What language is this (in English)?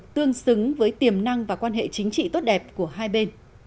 Vietnamese